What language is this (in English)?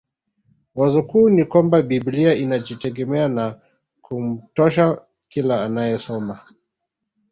Swahili